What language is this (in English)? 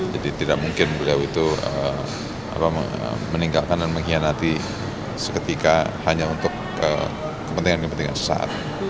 Indonesian